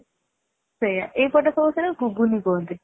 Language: Odia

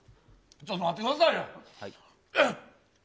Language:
Japanese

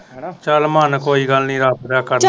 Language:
Punjabi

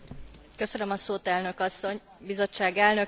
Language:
Hungarian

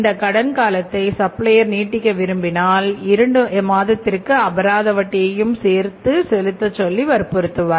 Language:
Tamil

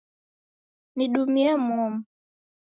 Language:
Taita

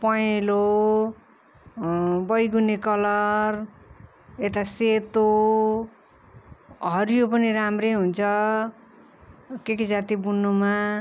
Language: Nepali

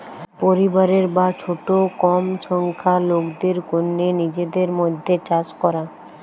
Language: Bangla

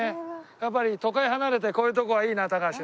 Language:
Japanese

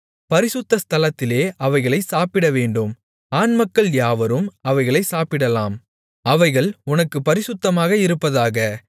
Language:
Tamil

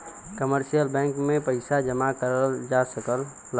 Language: Bhojpuri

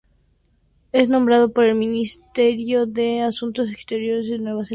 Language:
Spanish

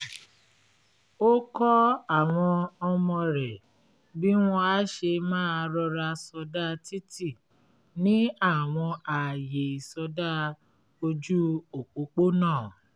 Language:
Yoruba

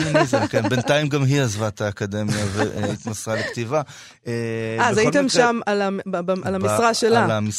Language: Hebrew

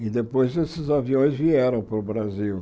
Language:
Portuguese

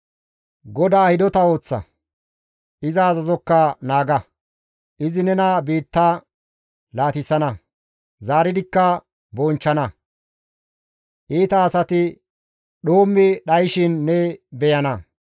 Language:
Gamo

